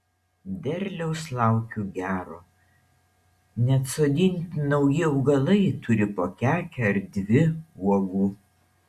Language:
Lithuanian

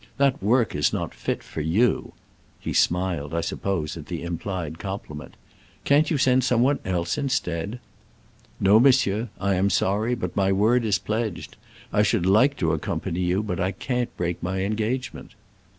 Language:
English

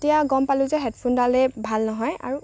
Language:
Assamese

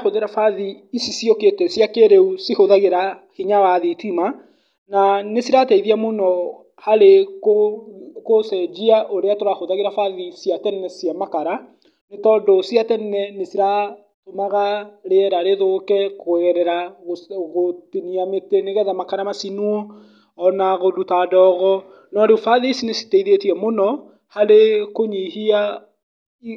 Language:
Kikuyu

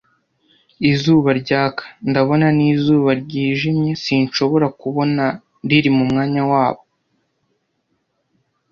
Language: Kinyarwanda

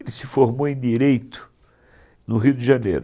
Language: Portuguese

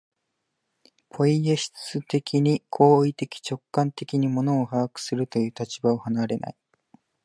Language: Japanese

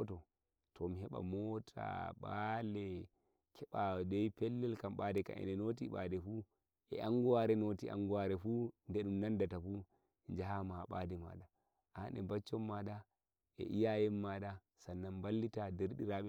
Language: Nigerian Fulfulde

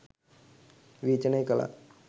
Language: Sinhala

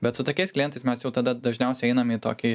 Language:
Lithuanian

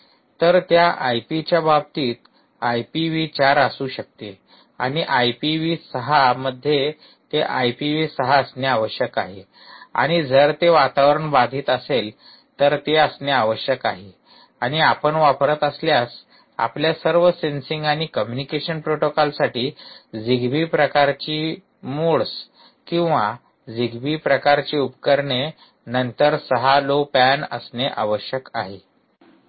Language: Marathi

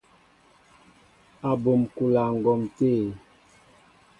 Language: Mbo (Cameroon)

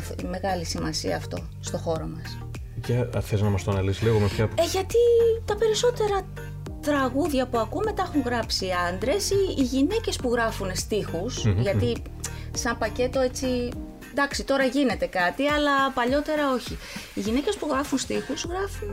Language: Greek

